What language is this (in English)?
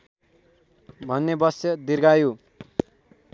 Nepali